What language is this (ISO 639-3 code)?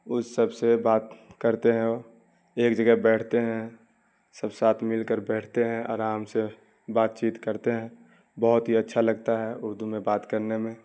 urd